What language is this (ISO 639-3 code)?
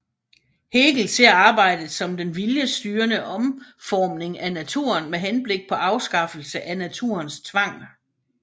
dan